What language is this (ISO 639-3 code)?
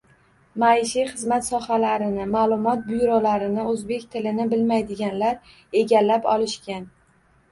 uzb